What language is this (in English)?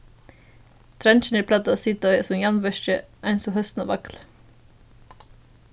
Faroese